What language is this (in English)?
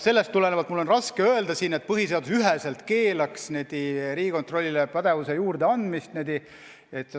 Estonian